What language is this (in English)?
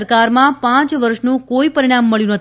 Gujarati